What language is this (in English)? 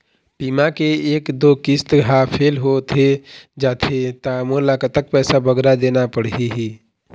Chhattisgarhi